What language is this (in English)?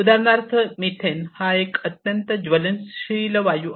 Marathi